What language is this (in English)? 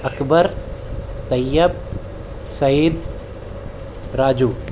Urdu